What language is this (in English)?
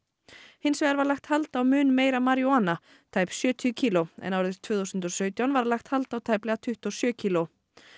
Icelandic